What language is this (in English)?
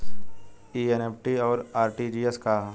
Bhojpuri